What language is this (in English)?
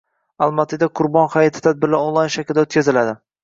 Uzbek